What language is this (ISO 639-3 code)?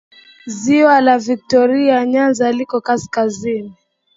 swa